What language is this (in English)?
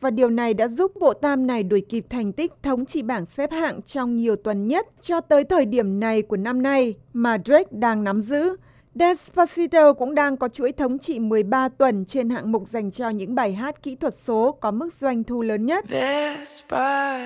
Vietnamese